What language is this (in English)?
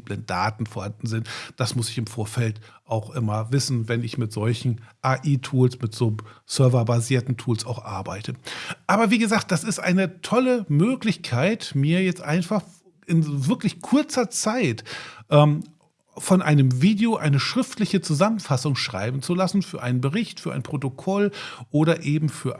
German